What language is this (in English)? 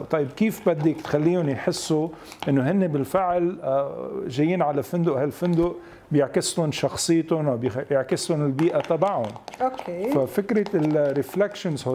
Arabic